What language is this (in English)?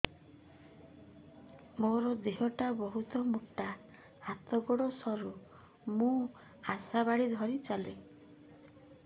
Odia